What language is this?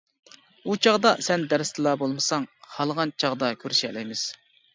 Uyghur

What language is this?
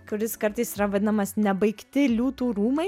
Lithuanian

